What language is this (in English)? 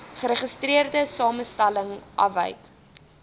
Afrikaans